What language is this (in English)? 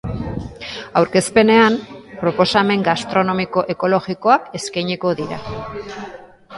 Basque